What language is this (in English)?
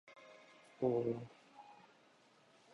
Japanese